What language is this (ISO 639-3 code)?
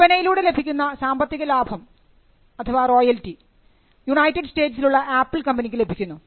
mal